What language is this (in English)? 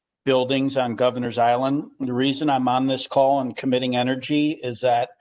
English